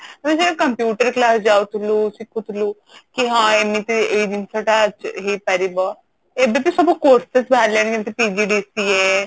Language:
Odia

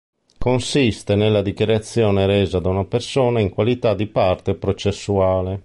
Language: Italian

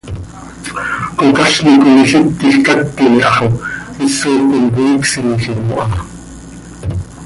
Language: Seri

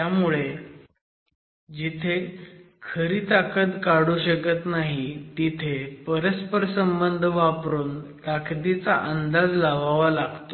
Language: Marathi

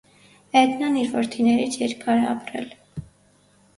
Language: Armenian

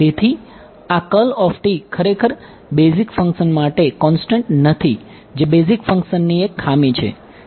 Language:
Gujarati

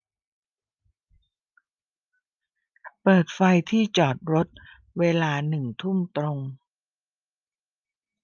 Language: Thai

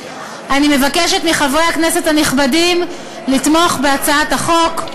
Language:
Hebrew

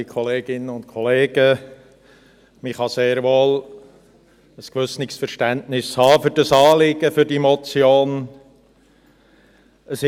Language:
Swiss German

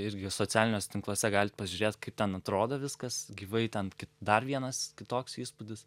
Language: Lithuanian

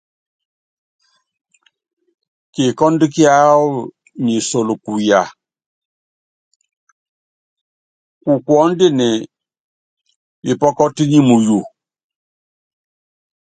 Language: Yangben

